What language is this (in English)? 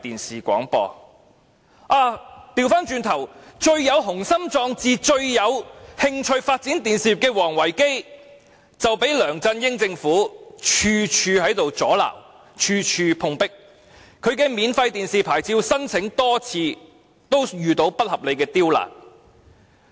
Cantonese